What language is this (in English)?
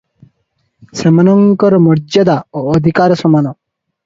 Odia